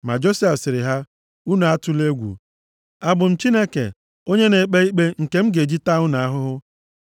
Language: Igbo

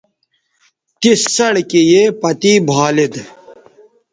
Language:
Bateri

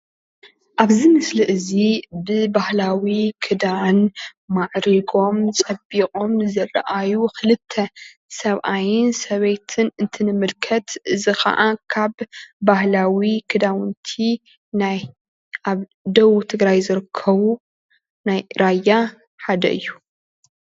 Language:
Tigrinya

